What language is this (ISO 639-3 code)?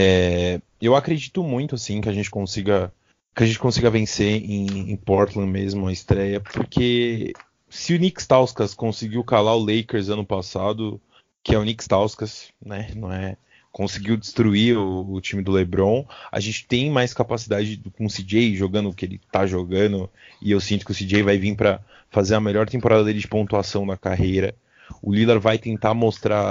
por